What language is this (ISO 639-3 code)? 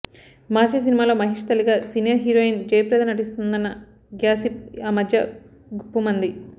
tel